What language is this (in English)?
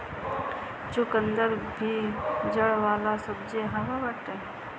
Bhojpuri